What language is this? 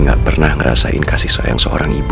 Indonesian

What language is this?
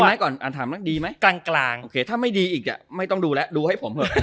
Thai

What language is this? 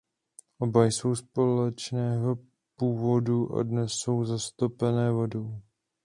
Czech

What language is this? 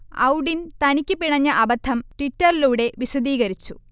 Malayalam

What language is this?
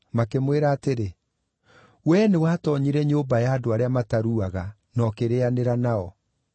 Kikuyu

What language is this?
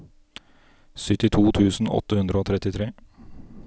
Norwegian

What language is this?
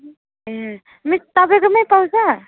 Nepali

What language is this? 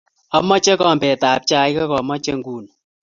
Kalenjin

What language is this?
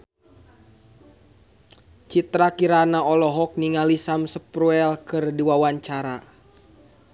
Sundanese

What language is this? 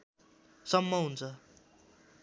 Nepali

